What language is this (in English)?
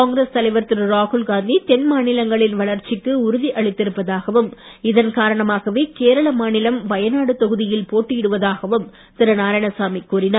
Tamil